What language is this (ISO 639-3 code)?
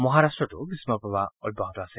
asm